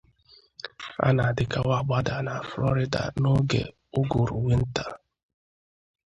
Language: Igbo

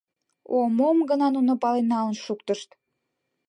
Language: Mari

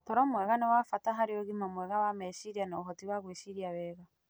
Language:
Kikuyu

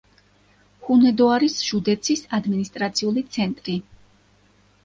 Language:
Georgian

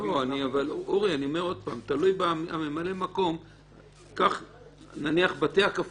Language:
Hebrew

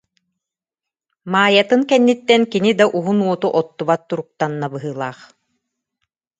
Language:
Yakut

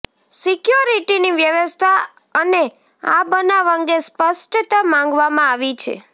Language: Gujarati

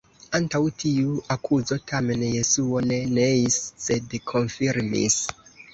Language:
Esperanto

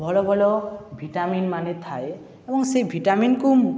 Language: Odia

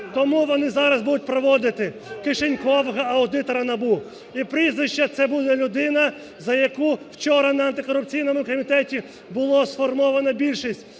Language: Ukrainian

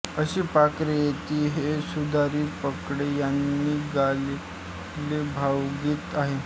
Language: Marathi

